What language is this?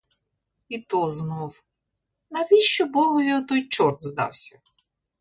Ukrainian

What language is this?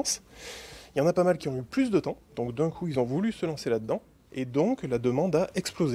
French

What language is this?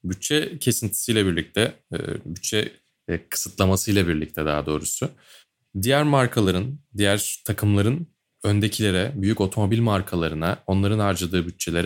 Turkish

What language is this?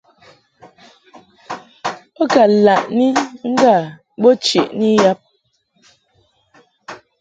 Mungaka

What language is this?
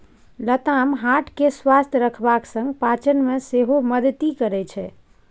Maithili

